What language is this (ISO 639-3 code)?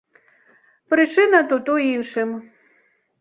bel